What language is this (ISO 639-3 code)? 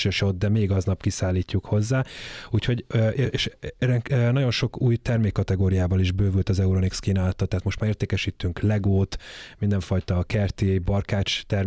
hun